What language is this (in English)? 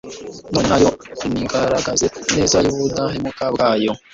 Kinyarwanda